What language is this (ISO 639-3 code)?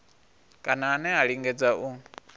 ven